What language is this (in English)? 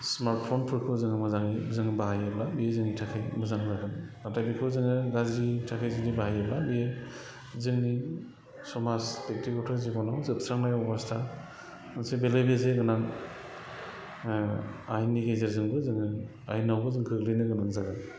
Bodo